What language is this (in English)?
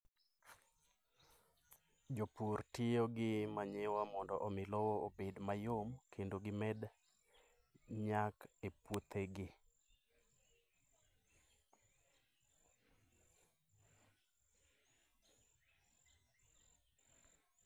Luo (Kenya and Tanzania)